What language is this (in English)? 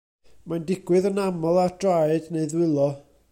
Welsh